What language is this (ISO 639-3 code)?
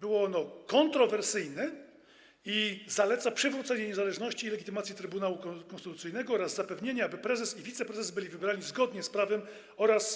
pol